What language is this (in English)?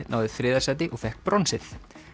Icelandic